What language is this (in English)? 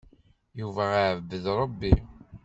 Kabyle